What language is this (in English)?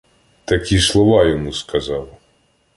Ukrainian